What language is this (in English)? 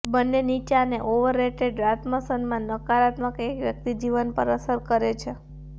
Gujarati